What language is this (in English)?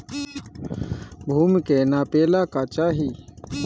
Bhojpuri